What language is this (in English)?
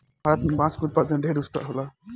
Bhojpuri